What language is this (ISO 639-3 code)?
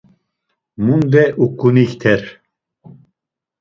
lzz